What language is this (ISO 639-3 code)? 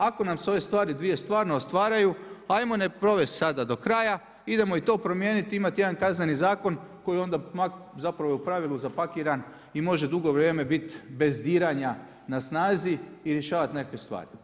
hrv